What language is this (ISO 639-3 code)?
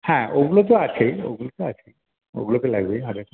ben